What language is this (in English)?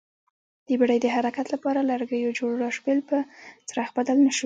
Pashto